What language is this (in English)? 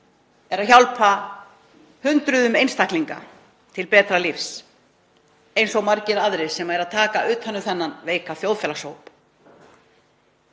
Icelandic